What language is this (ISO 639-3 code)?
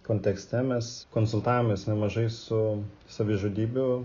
lit